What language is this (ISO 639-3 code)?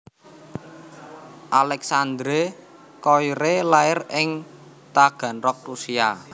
jav